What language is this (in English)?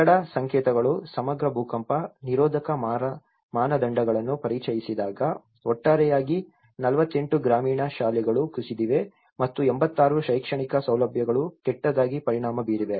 Kannada